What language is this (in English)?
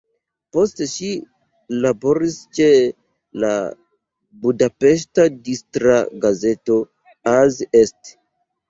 Esperanto